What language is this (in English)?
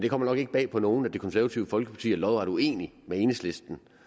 Danish